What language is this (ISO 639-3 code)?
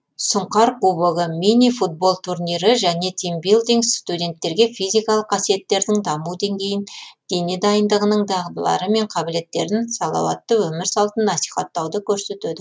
kaz